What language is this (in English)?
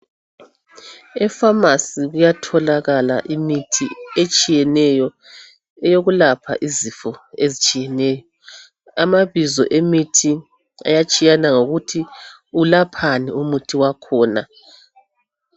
North Ndebele